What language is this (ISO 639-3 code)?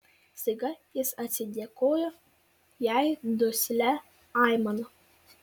lit